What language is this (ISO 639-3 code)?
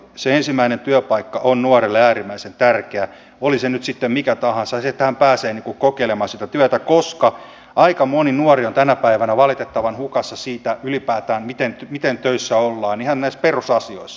fin